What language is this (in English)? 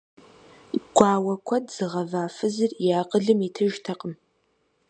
Kabardian